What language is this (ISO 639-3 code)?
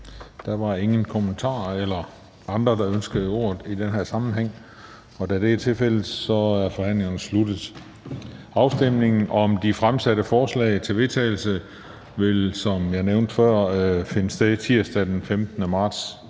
dan